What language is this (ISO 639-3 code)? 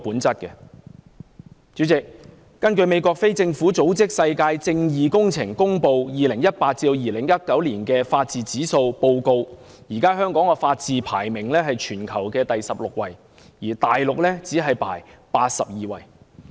yue